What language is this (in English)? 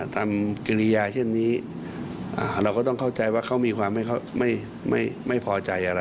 Thai